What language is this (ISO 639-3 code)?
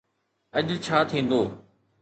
snd